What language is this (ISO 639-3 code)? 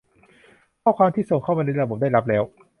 tha